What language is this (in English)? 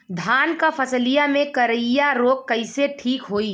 Bhojpuri